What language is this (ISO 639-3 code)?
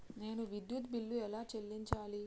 tel